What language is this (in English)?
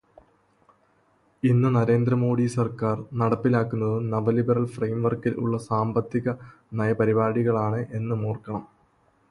Malayalam